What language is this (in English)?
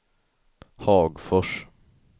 Swedish